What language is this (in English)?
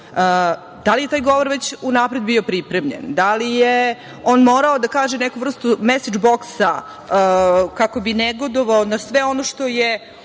Serbian